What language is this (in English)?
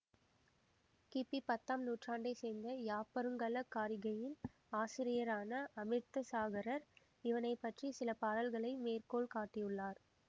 Tamil